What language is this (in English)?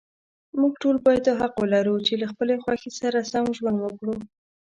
Pashto